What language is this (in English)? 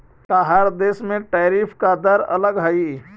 Magahi